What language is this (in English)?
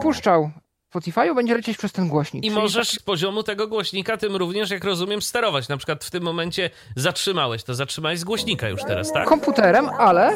Polish